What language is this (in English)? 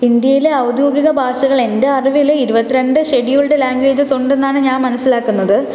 Malayalam